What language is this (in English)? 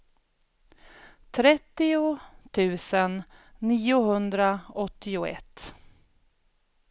Swedish